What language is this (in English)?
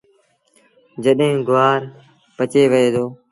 Sindhi Bhil